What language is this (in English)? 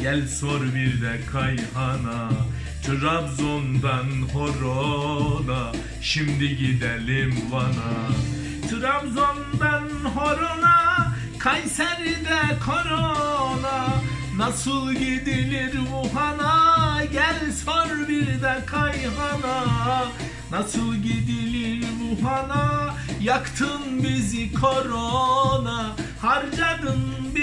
Turkish